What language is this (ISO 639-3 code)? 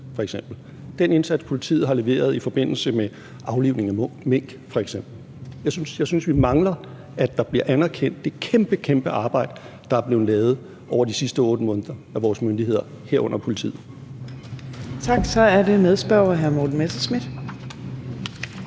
dan